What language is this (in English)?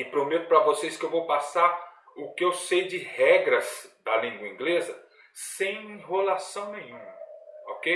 Portuguese